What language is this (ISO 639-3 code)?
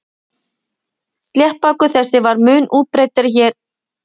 isl